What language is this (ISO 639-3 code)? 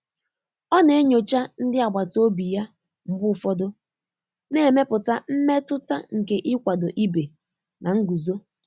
ibo